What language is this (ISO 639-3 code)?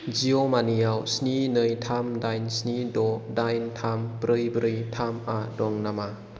brx